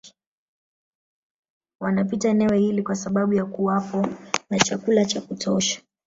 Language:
Swahili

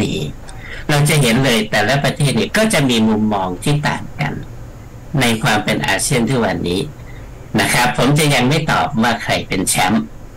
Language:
Thai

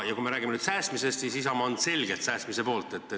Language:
Estonian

